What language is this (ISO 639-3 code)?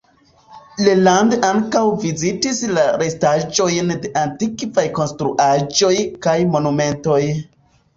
epo